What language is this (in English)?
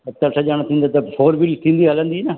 Sindhi